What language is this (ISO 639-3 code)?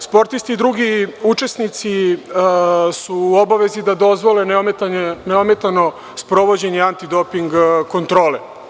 srp